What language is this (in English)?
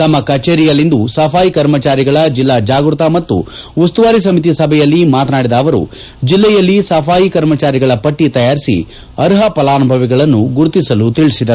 Kannada